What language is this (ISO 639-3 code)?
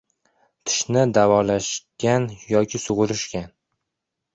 uzb